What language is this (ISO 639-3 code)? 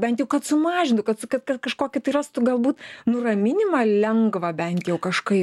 lit